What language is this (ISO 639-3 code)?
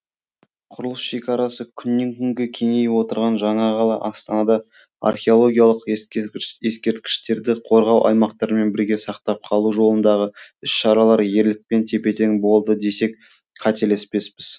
kaz